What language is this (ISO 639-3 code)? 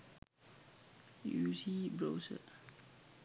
sin